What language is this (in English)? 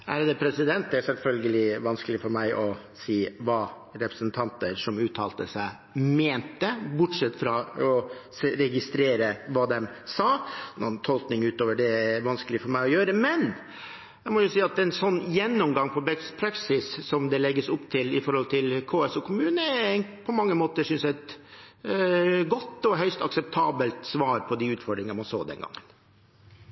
Norwegian